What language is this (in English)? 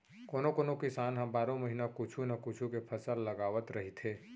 Chhattisgarhi